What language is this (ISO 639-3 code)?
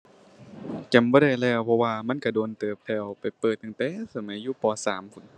tha